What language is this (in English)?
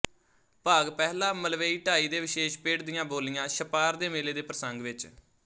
Punjabi